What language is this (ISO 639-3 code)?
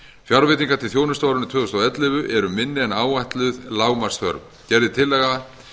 isl